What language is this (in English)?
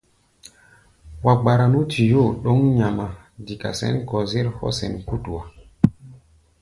Gbaya